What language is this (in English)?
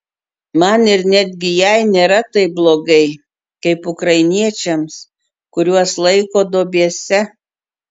Lithuanian